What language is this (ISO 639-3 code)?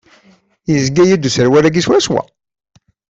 kab